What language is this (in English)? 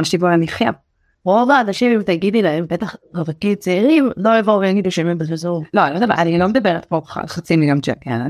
Hebrew